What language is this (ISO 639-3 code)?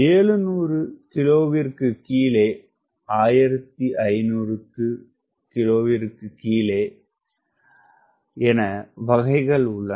tam